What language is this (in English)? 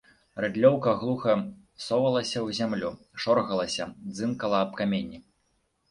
Belarusian